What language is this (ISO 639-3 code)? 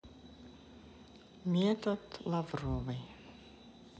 rus